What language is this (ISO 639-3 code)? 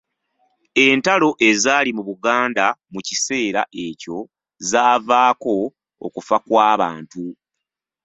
lug